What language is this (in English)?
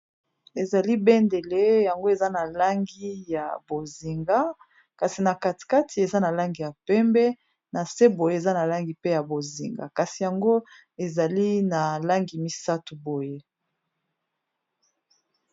Lingala